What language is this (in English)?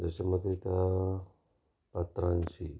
Marathi